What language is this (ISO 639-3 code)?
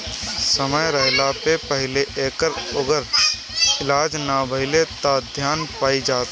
bho